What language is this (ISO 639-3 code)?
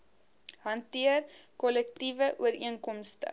afr